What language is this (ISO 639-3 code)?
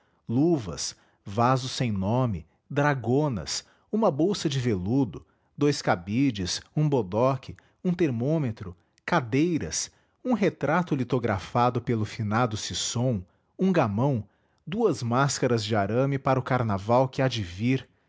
por